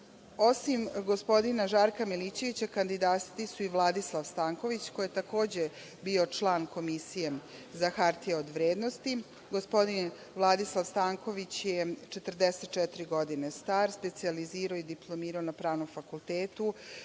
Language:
Serbian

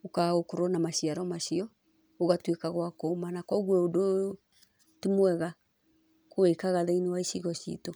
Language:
Kikuyu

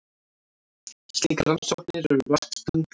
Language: Icelandic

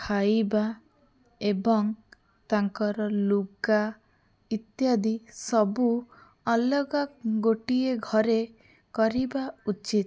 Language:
Odia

